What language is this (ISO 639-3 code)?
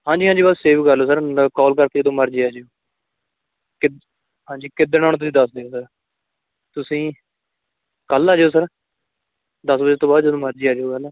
pan